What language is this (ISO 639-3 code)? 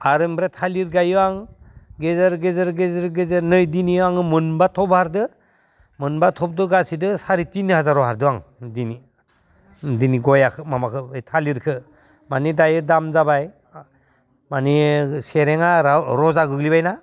brx